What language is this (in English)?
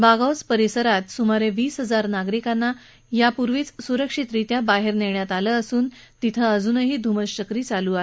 Marathi